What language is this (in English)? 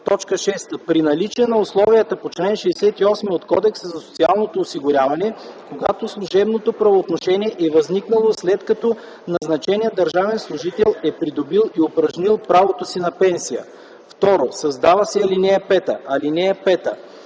Bulgarian